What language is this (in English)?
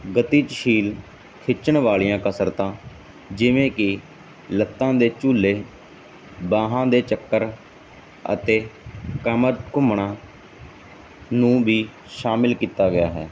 Punjabi